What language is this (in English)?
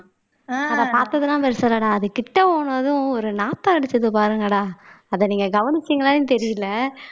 Tamil